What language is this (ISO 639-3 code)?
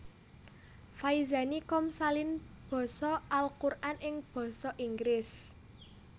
jav